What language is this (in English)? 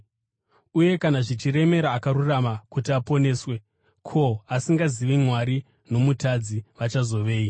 Shona